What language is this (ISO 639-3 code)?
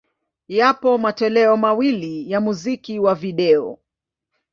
swa